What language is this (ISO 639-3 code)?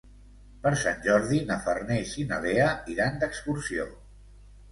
cat